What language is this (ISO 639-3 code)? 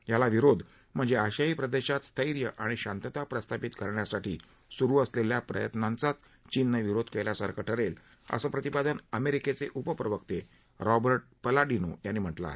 mar